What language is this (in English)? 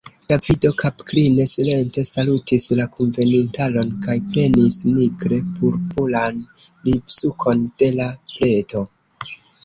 Esperanto